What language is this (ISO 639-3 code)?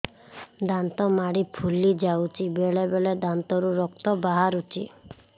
ori